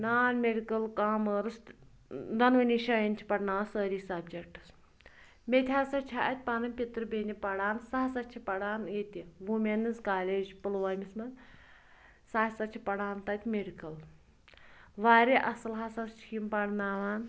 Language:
Kashmiri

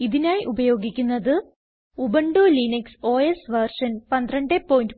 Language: Malayalam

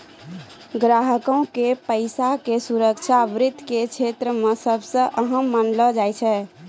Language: Maithili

